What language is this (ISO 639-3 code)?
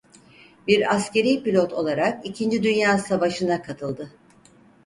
tur